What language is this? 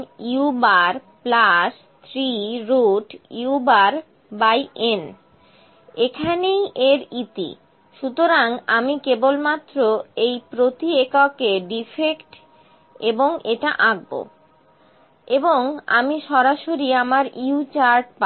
Bangla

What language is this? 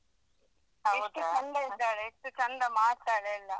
Kannada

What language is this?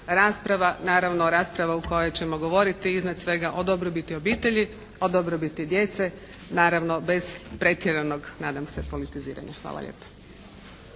Croatian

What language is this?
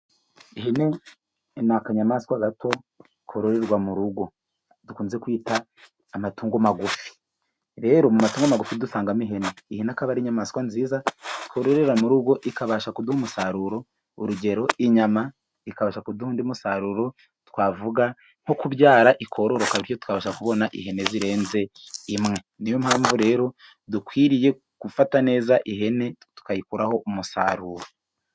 Kinyarwanda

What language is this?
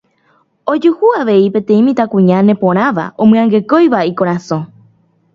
Guarani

